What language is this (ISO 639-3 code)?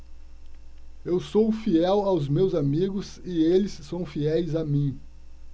por